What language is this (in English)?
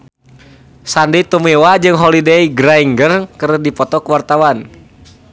Sundanese